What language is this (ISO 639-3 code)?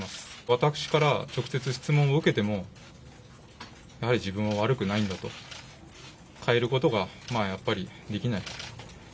jpn